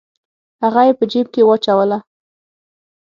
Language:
Pashto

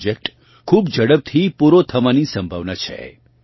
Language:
Gujarati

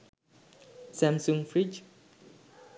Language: Sinhala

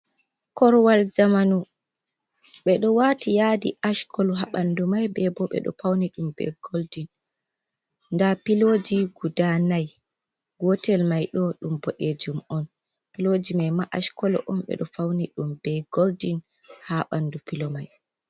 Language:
Fula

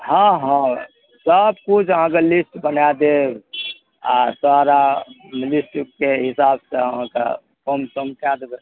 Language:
Maithili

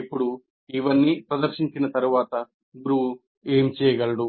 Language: Telugu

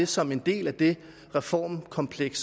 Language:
Danish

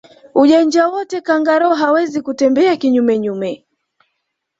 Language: Swahili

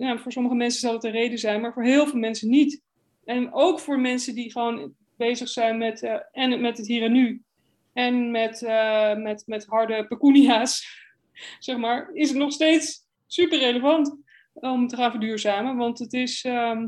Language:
Dutch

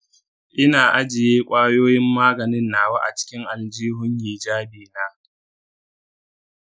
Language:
Hausa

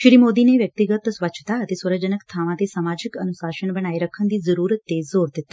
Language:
Punjabi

